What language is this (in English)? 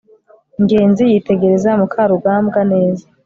Kinyarwanda